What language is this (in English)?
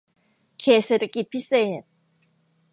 Thai